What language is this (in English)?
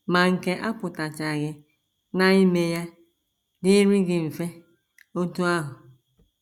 Igbo